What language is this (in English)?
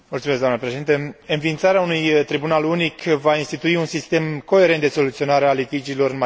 Romanian